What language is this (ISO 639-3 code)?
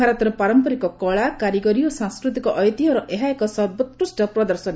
ori